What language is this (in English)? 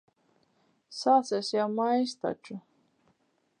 Latvian